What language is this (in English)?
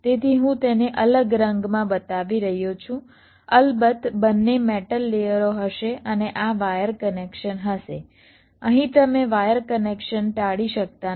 Gujarati